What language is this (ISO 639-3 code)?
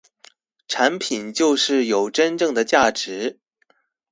zho